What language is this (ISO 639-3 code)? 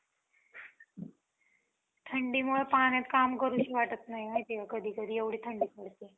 mar